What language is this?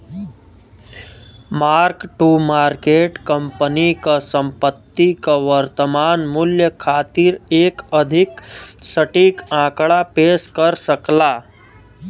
Bhojpuri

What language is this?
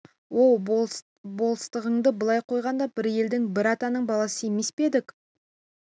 Kazakh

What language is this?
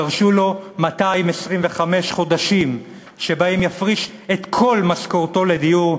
Hebrew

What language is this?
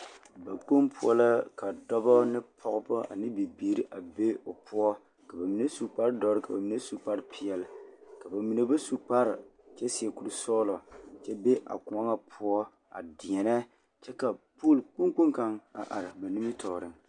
Southern Dagaare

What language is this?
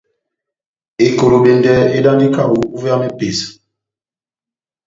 Batanga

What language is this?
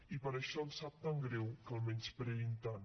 Catalan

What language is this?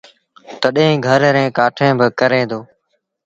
Sindhi Bhil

